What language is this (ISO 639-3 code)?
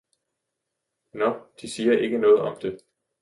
dan